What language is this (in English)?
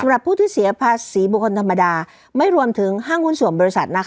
Thai